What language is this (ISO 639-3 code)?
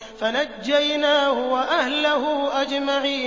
ara